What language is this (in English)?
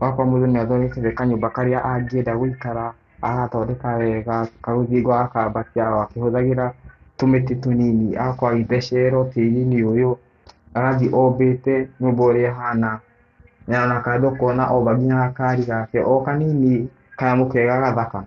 Kikuyu